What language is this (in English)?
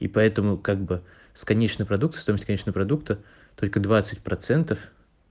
Russian